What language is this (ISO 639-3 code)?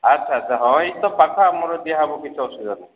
ori